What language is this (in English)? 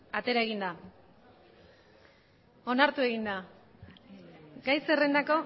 Basque